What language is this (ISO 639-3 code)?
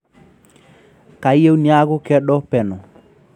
mas